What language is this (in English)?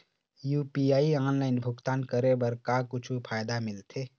Chhattisgarhi